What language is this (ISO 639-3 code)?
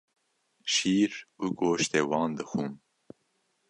kur